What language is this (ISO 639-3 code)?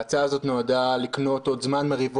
heb